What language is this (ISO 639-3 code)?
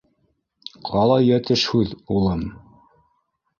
bak